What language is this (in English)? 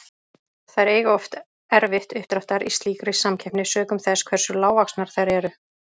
Icelandic